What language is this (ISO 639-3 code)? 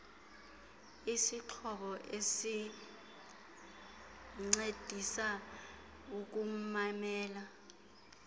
xho